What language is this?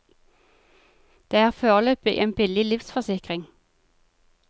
Norwegian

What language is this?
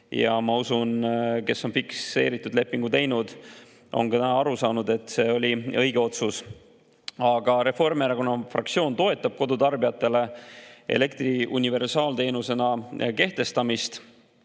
Estonian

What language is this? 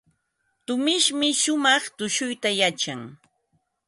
Ambo-Pasco Quechua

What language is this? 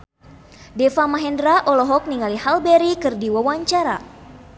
Sundanese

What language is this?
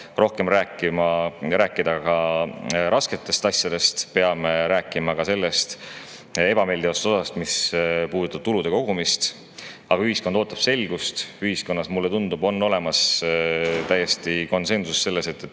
Estonian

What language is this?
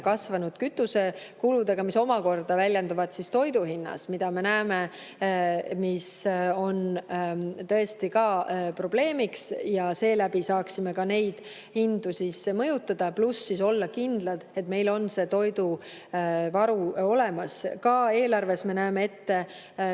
Estonian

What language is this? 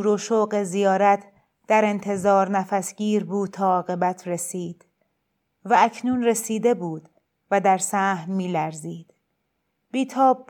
Persian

